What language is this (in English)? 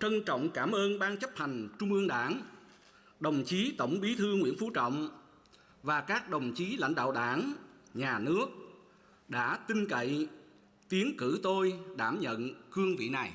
Vietnamese